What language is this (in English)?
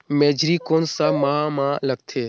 Chhattisgarhi